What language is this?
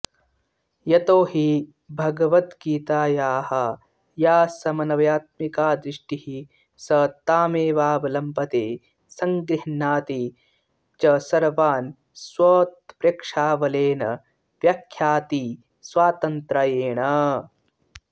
Sanskrit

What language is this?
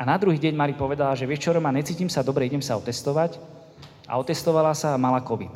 Slovak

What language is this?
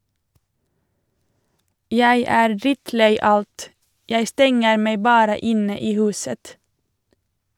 Norwegian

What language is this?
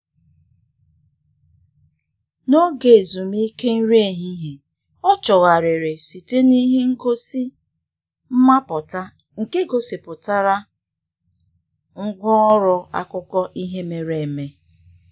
Igbo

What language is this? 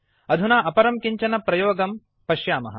Sanskrit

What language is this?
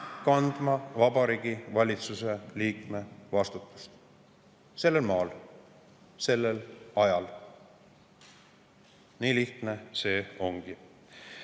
Estonian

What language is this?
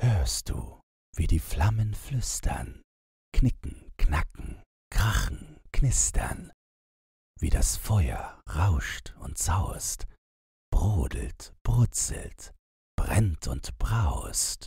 German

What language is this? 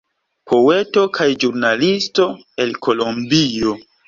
Esperanto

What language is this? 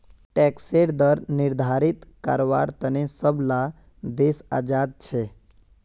Magahi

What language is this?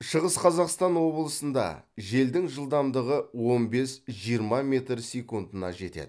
Kazakh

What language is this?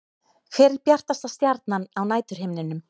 Icelandic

